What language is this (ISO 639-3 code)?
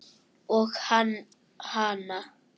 isl